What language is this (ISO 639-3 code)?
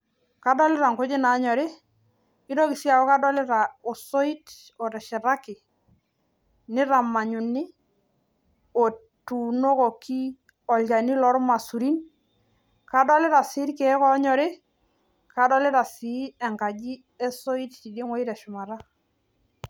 mas